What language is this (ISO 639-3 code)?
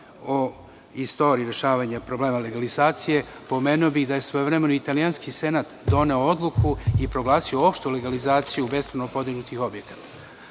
srp